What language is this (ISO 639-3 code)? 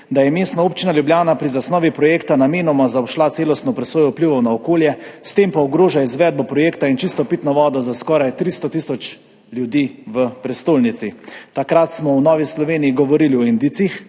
slv